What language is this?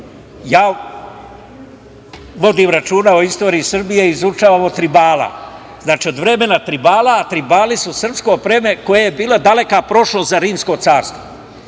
Serbian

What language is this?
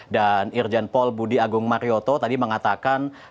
Indonesian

